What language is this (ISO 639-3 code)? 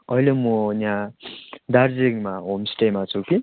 nep